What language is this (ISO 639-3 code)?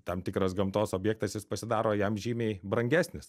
lit